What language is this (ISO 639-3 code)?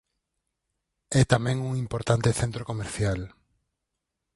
glg